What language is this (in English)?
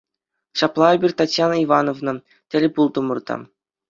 Chuvash